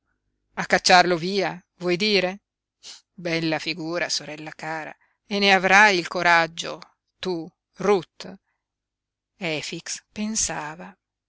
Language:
Italian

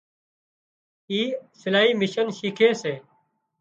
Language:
Wadiyara Koli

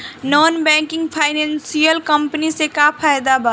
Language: Bhojpuri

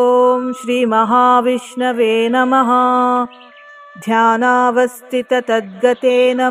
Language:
Kannada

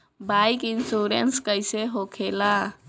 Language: Bhojpuri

